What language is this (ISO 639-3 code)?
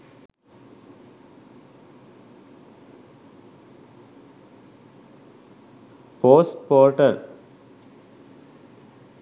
sin